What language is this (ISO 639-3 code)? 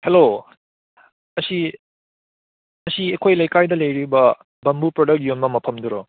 mni